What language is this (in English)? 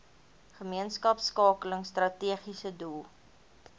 Afrikaans